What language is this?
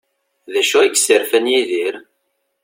Kabyle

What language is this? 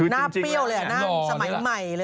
Thai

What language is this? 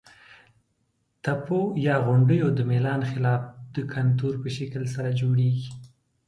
Pashto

